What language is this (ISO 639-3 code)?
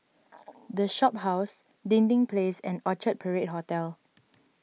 eng